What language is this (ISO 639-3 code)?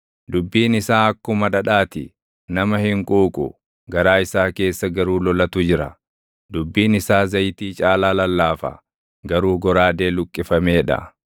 orm